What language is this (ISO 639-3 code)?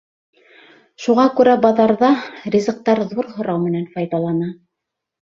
bak